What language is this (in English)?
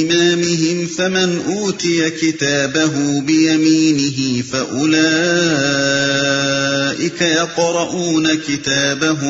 Urdu